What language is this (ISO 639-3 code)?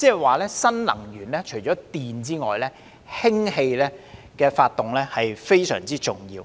yue